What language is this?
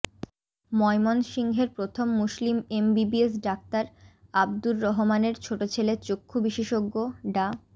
Bangla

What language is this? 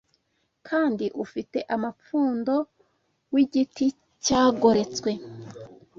Kinyarwanda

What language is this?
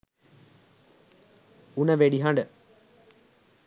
Sinhala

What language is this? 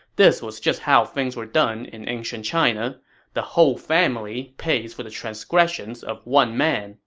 English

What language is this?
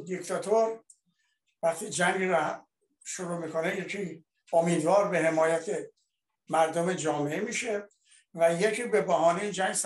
Persian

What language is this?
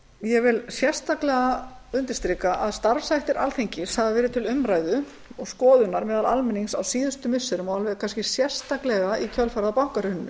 Icelandic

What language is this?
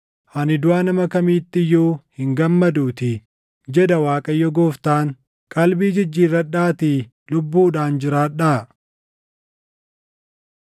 Oromo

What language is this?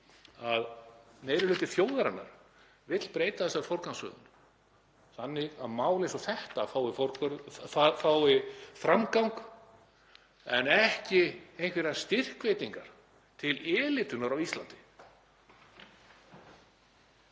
Icelandic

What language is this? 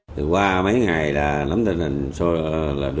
Vietnamese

